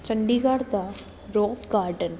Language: Punjabi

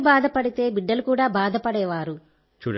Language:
Telugu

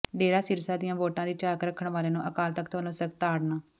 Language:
Punjabi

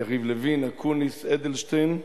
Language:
Hebrew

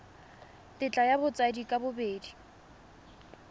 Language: Tswana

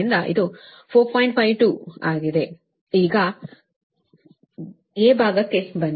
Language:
Kannada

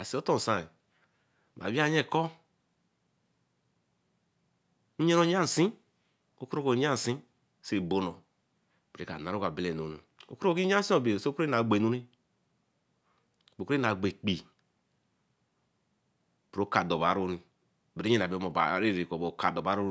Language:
Eleme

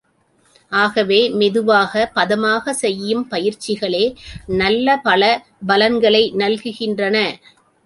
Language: Tamil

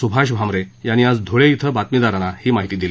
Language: Marathi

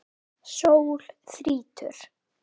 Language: Icelandic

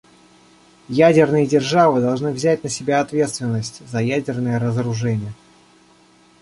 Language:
Russian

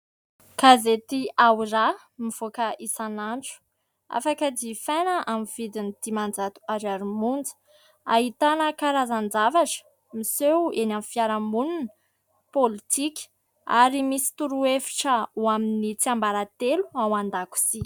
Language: Malagasy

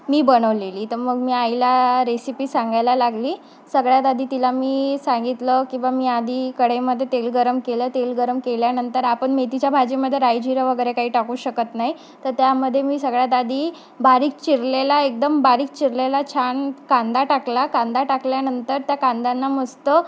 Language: Marathi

